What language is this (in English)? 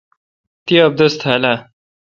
Kalkoti